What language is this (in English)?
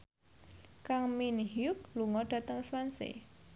Javanese